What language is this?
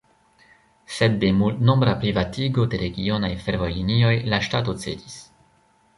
Esperanto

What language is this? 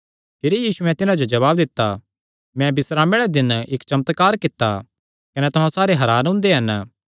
Kangri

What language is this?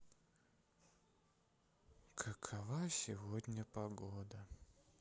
Russian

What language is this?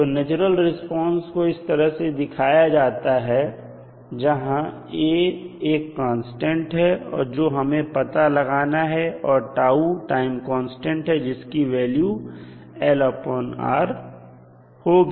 Hindi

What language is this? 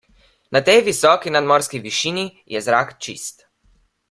Slovenian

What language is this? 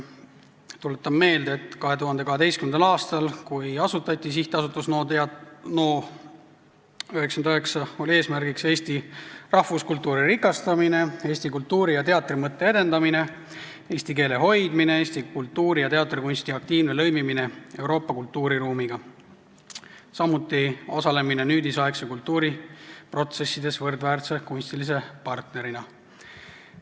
Estonian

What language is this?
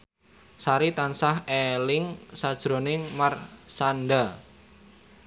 Javanese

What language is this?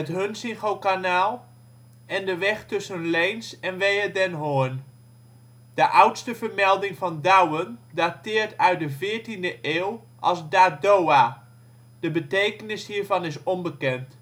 Dutch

